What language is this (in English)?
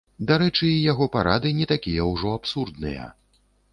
Belarusian